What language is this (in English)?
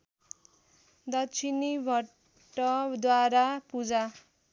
Nepali